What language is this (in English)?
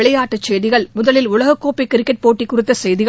Tamil